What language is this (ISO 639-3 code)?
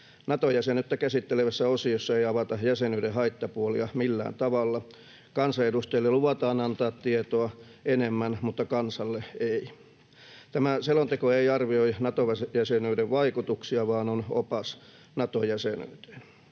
fin